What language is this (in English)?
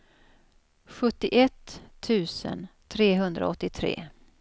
Swedish